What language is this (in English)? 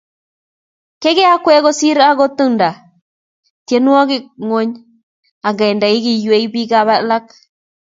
Kalenjin